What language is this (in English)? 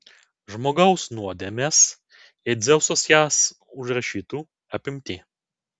Lithuanian